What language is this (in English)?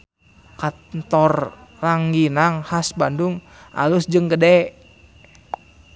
Sundanese